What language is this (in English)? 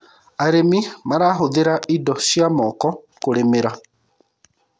Kikuyu